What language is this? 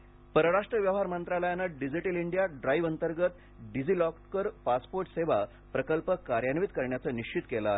Marathi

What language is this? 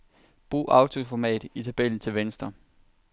Danish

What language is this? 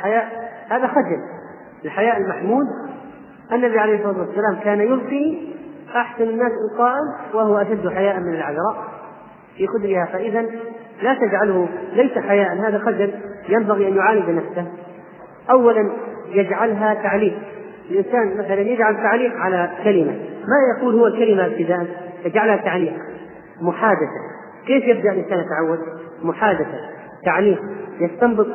Arabic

